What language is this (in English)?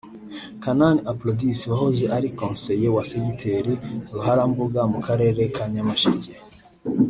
Kinyarwanda